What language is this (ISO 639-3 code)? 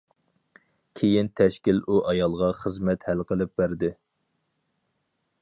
uig